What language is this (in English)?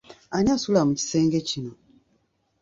Ganda